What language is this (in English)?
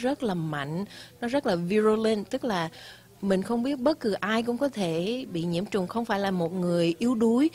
Vietnamese